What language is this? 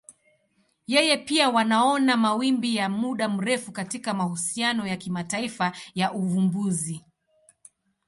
Swahili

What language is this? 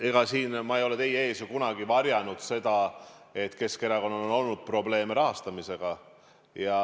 Estonian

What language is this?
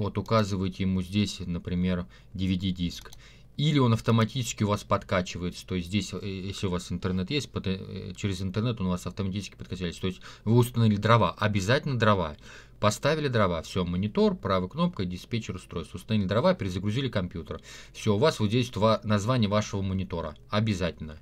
Russian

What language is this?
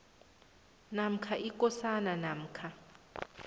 South Ndebele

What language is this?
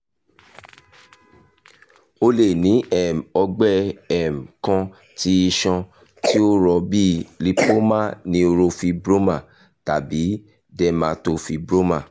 Yoruba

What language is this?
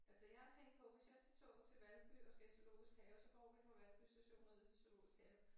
Danish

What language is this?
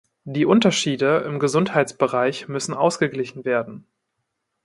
German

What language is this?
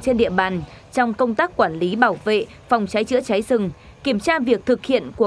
Vietnamese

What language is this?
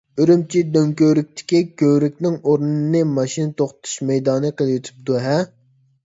Uyghur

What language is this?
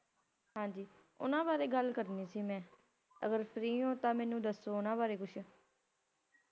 Punjabi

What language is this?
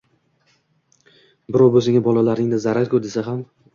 Uzbek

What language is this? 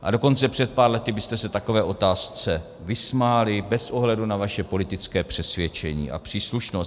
Czech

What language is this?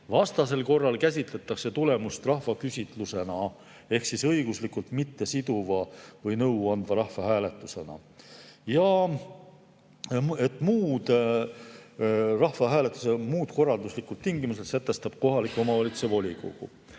Estonian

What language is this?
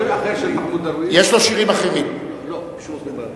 Hebrew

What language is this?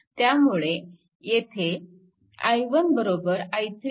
Marathi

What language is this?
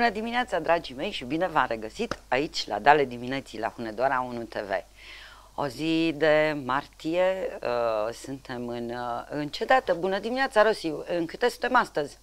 Romanian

